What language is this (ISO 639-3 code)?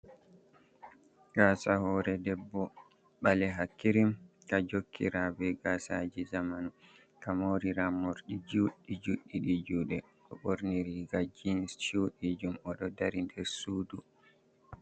ful